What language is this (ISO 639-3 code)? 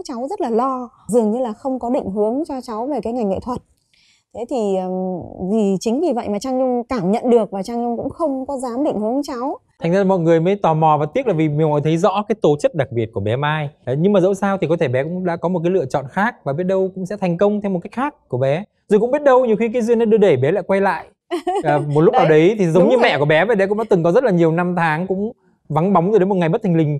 vie